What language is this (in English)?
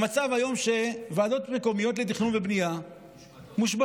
Hebrew